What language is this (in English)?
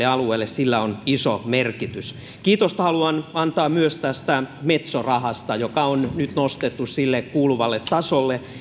Finnish